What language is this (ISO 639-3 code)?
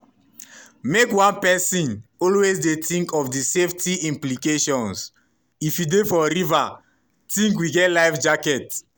pcm